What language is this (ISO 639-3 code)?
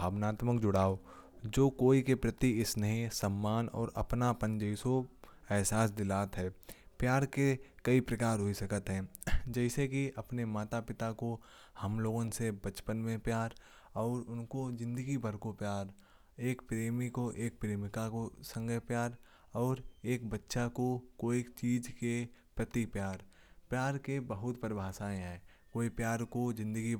bjj